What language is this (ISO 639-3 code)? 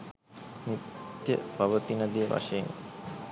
sin